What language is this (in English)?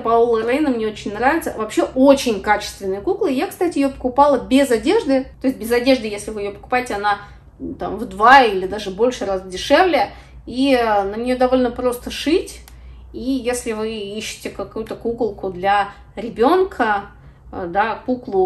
Russian